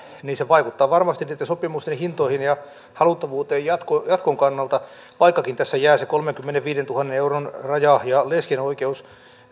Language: Finnish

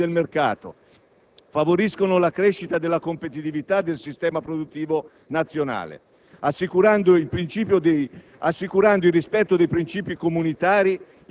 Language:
Italian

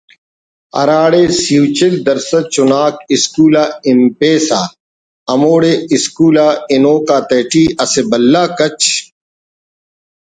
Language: Brahui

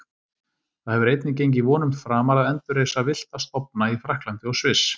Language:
Icelandic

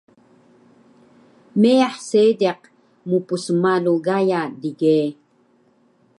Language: Taroko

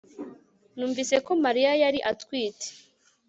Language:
Kinyarwanda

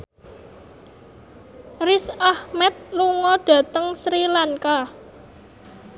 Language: Javanese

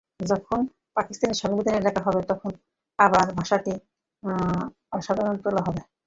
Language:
Bangla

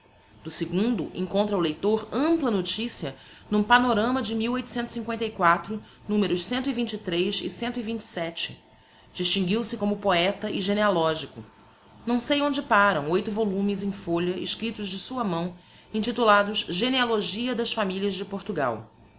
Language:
Portuguese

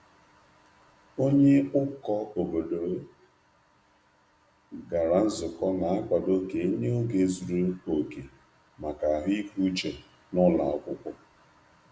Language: Igbo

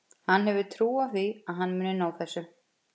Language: Icelandic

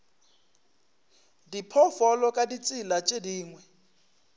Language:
Northern Sotho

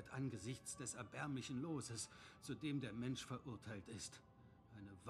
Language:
German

